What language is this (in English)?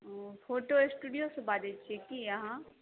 Maithili